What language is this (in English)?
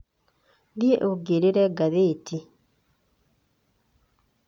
Kikuyu